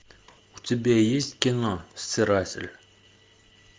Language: Russian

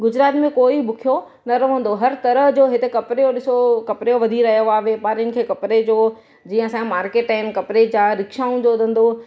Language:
Sindhi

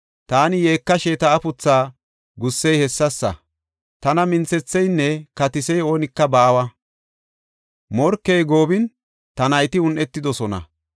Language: Gofa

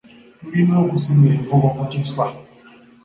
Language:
Ganda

